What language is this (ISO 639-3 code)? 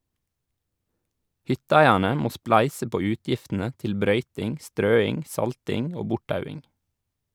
nor